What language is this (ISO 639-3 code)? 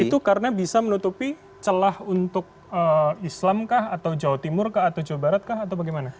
ind